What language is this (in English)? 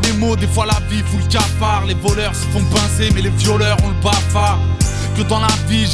Greek